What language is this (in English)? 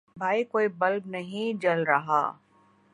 Urdu